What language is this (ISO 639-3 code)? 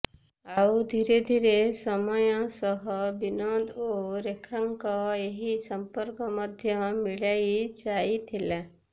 ori